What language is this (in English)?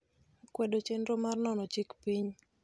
Luo (Kenya and Tanzania)